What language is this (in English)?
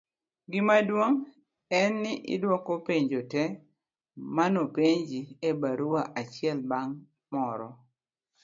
Luo (Kenya and Tanzania)